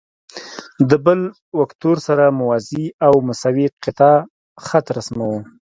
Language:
Pashto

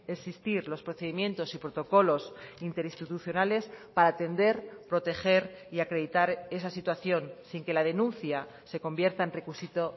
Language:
Spanish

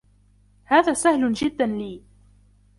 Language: Arabic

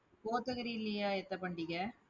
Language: Tamil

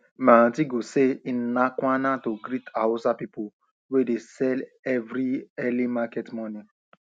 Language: Nigerian Pidgin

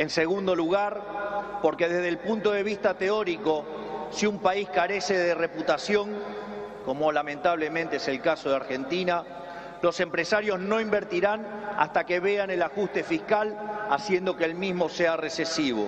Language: Spanish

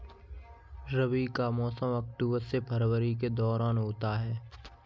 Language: Hindi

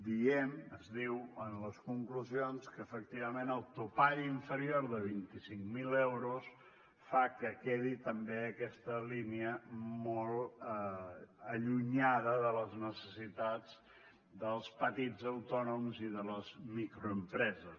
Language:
Catalan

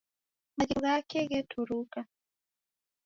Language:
Taita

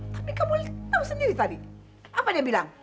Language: Indonesian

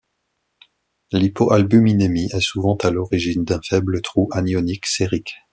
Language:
French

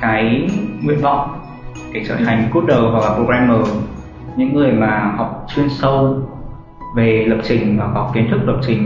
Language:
Vietnamese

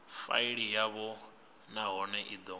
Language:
Venda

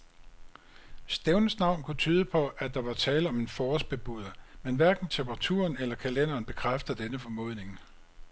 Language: Danish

